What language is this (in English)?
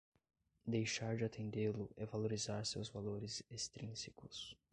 Portuguese